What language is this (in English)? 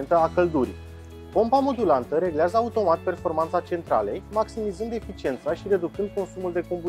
Romanian